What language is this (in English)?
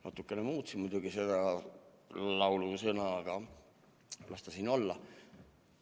Estonian